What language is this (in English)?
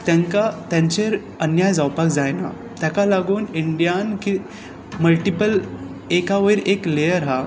Konkani